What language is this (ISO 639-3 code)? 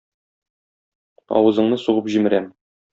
tat